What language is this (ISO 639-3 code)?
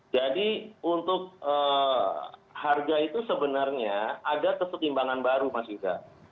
ind